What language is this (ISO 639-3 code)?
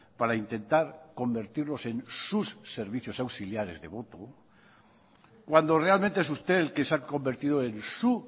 spa